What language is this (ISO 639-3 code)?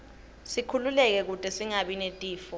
ssw